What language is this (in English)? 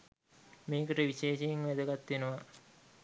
Sinhala